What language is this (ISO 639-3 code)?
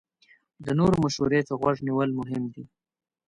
pus